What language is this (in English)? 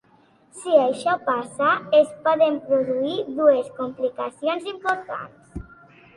Catalan